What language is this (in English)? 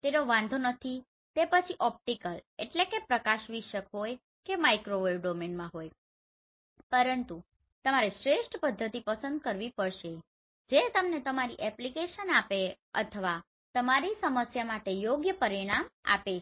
Gujarati